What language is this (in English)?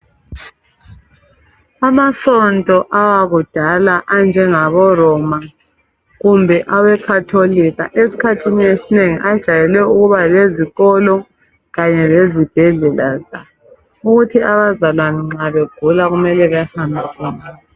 North Ndebele